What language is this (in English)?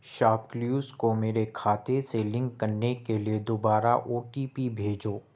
Urdu